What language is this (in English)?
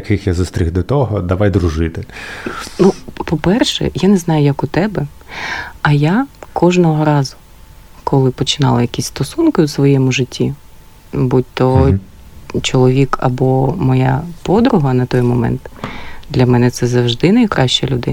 Ukrainian